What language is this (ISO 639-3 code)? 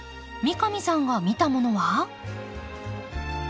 jpn